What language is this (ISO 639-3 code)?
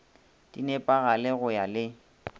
nso